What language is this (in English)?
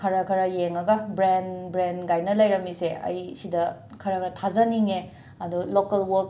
Manipuri